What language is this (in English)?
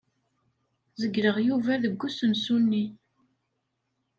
Kabyle